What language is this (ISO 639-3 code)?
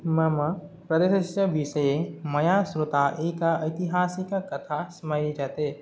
san